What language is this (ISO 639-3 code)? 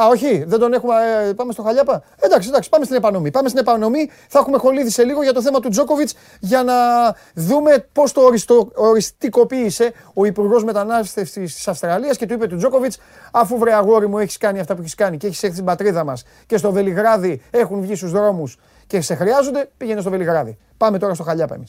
ell